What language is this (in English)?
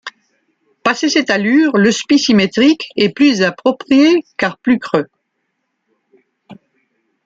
French